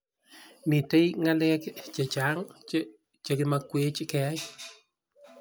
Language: Kalenjin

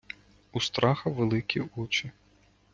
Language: Ukrainian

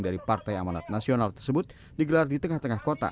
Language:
Indonesian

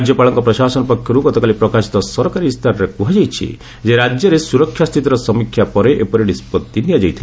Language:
Odia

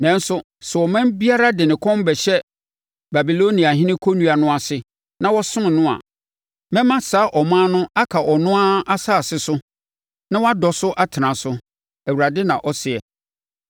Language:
Akan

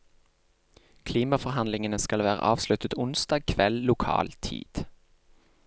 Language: Norwegian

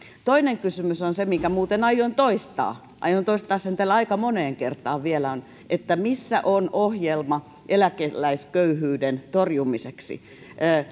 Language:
Finnish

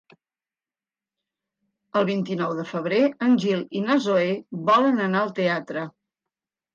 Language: Catalan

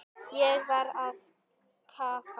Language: Icelandic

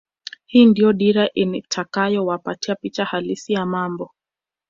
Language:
Swahili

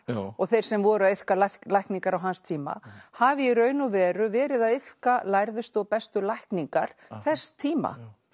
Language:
Icelandic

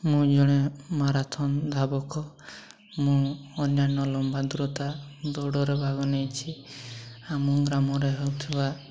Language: Odia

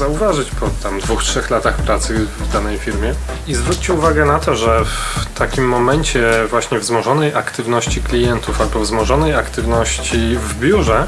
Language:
Polish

